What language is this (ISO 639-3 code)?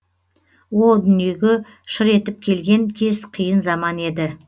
kaz